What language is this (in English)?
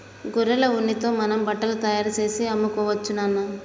Telugu